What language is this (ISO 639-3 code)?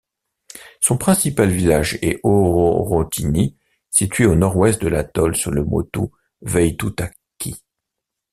fra